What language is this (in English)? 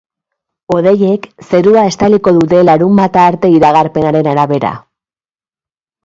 Basque